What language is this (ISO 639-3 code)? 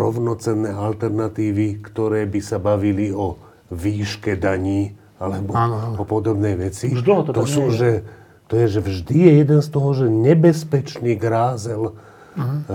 slk